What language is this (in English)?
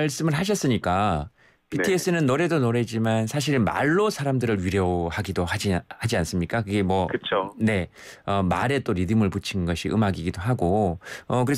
Korean